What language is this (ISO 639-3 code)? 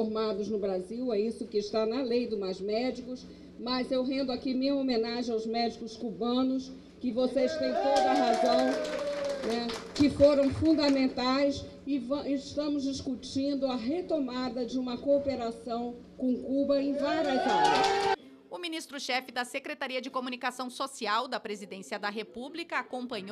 por